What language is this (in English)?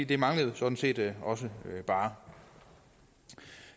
Danish